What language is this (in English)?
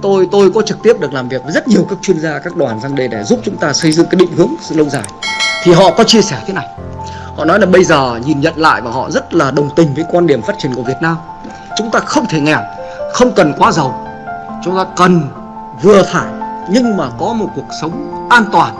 Vietnamese